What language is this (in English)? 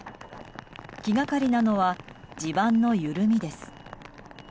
Japanese